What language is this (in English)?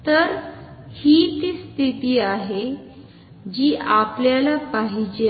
Marathi